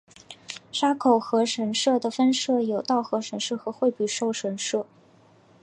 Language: Chinese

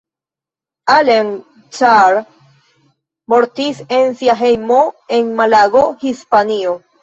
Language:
Esperanto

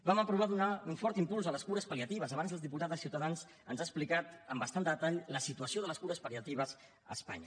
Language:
Catalan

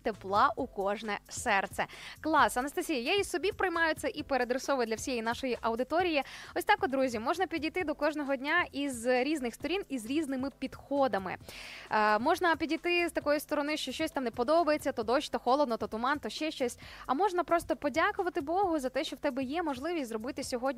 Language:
Ukrainian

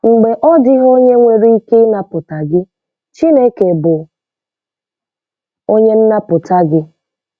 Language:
Igbo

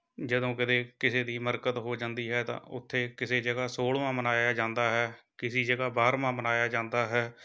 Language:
Punjabi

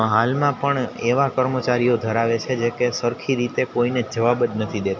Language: Gujarati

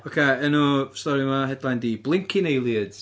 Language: Welsh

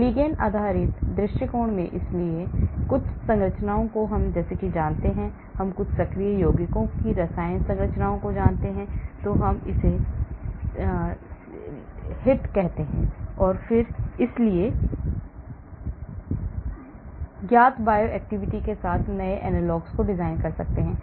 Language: Hindi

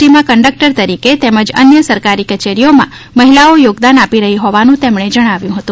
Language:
Gujarati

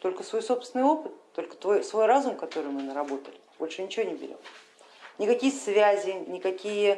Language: Russian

